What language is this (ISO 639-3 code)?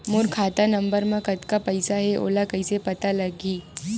hne